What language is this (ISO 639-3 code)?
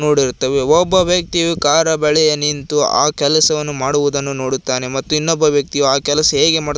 kan